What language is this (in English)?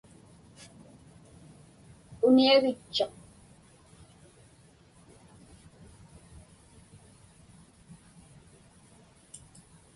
Inupiaq